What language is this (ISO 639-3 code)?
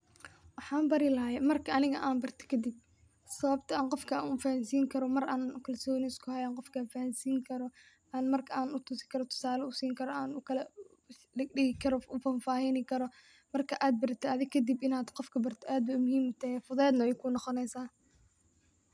som